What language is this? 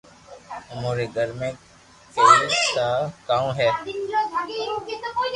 Loarki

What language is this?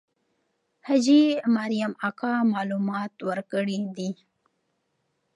Pashto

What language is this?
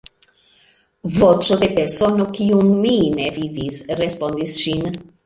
Esperanto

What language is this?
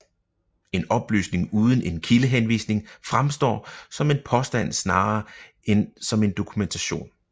Danish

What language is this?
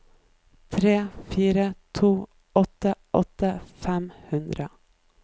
Norwegian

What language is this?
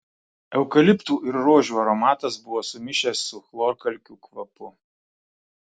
Lithuanian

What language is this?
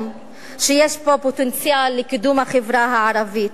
Hebrew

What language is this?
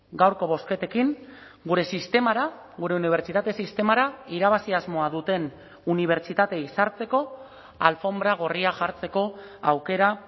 Basque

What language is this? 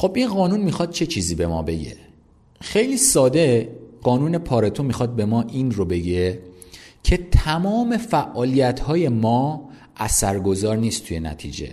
Persian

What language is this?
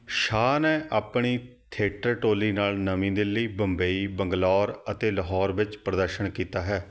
Punjabi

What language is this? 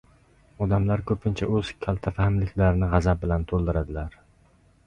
Uzbek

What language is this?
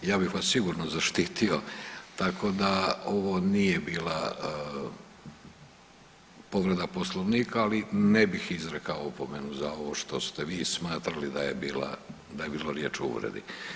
Croatian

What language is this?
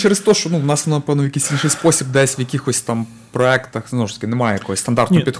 Ukrainian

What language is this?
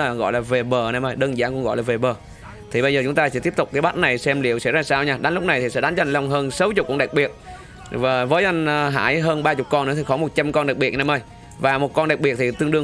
Vietnamese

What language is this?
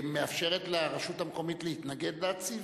Hebrew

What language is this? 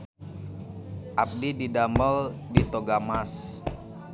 Sundanese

